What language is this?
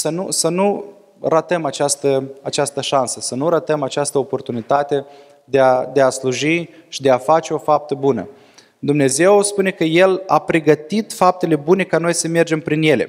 Romanian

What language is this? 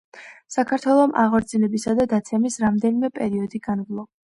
Georgian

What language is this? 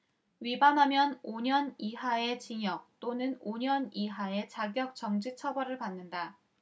Korean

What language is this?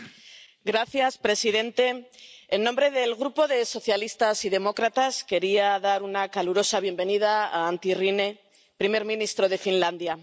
Spanish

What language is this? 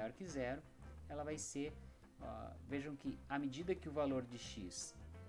Portuguese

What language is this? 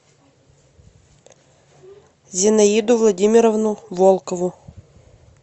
Russian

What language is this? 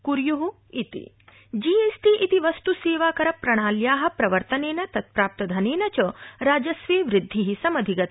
Sanskrit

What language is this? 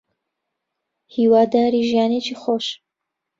Central Kurdish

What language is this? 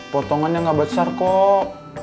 Indonesian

